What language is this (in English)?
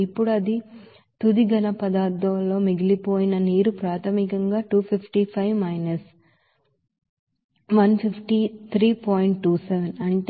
Telugu